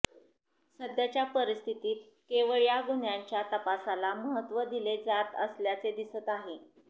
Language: Marathi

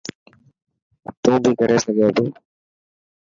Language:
Dhatki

